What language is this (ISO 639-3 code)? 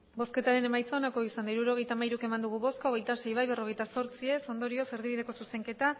eus